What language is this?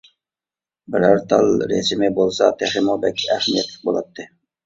Uyghur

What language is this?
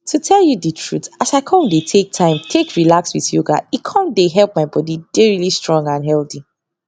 Nigerian Pidgin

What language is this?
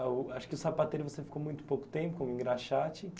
Portuguese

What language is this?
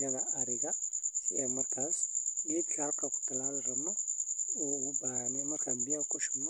Somali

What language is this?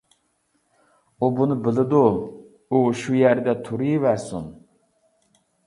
Uyghur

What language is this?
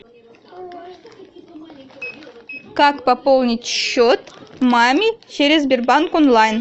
Russian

